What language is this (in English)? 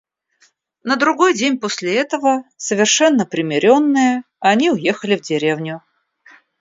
Russian